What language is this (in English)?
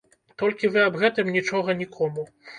Belarusian